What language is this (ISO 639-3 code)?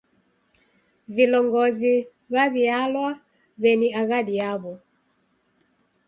dav